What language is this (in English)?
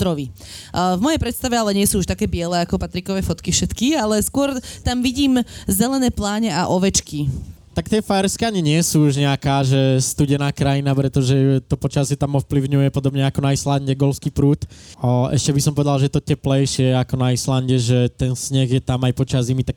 Slovak